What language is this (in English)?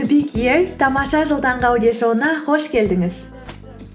Kazakh